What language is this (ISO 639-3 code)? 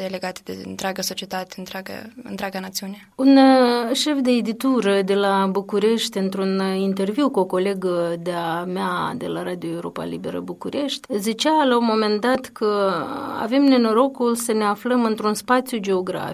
ron